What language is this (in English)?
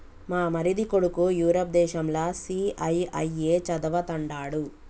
Telugu